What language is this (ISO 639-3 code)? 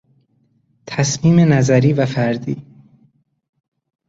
fas